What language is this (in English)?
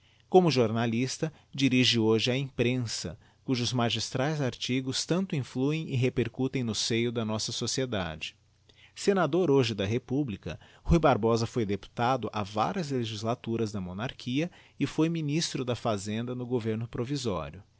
Portuguese